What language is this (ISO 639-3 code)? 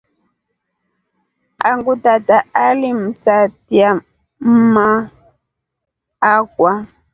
rof